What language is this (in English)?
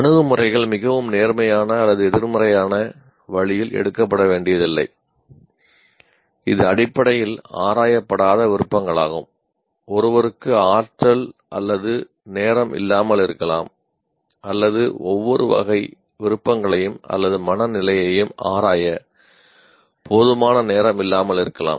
Tamil